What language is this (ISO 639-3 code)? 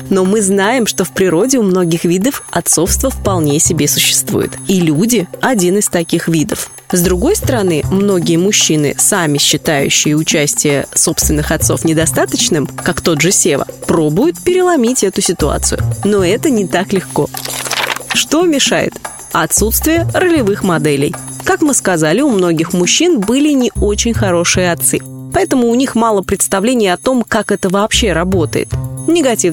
rus